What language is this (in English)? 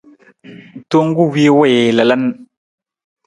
Nawdm